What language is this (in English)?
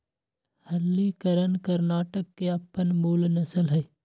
Magahi